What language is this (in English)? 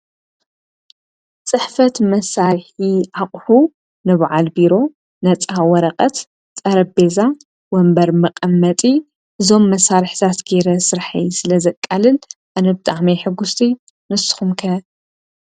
Tigrinya